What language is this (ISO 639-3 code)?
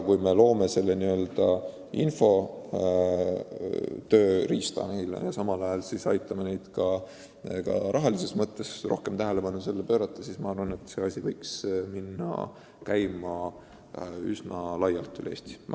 est